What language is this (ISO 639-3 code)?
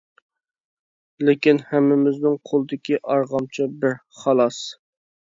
uig